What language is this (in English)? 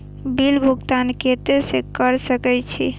Maithili